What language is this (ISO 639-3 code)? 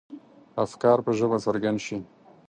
pus